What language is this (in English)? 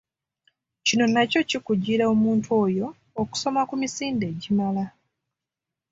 Ganda